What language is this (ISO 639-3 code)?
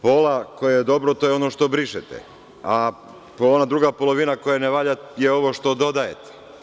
srp